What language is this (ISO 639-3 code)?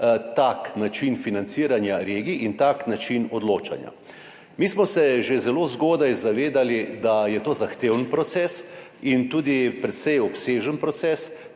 slv